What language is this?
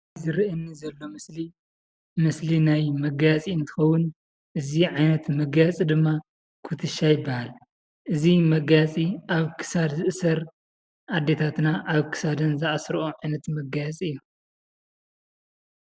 Tigrinya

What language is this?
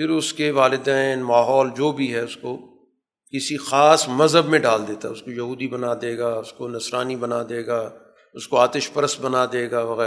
Urdu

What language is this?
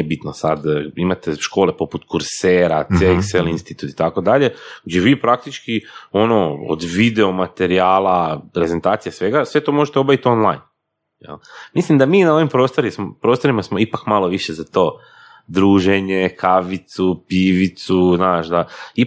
Croatian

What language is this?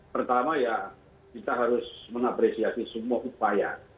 Indonesian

